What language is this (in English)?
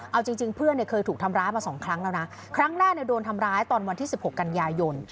Thai